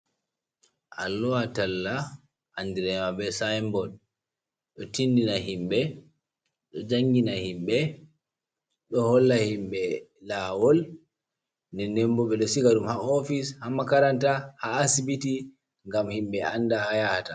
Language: Fula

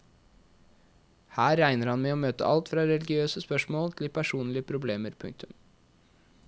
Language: Norwegian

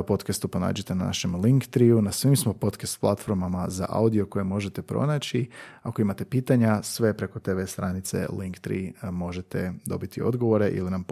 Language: Croatian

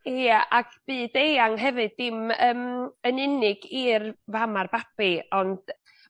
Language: Welsh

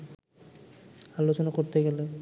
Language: Bangla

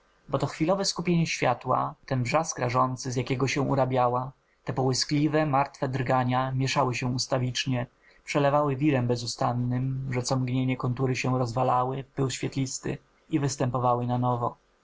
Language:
Polish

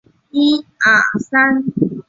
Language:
Chinese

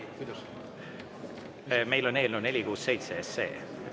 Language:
Estonian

